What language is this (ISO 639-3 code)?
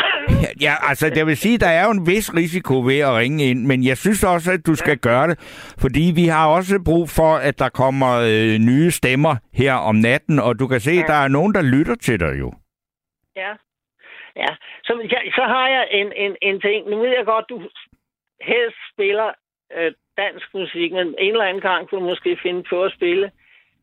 dan